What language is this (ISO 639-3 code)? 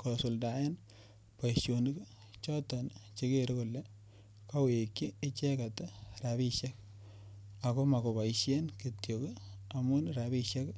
kln